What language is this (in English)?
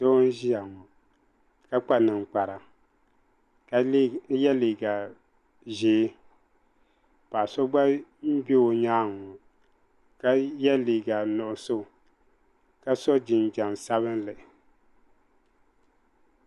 Dagbani